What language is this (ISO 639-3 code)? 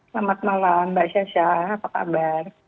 ind